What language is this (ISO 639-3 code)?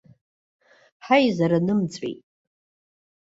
abk